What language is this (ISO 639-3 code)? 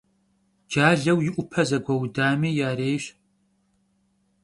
kbd